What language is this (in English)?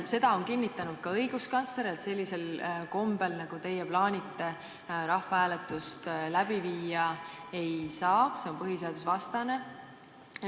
Estonian